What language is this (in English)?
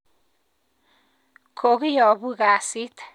Kalenjin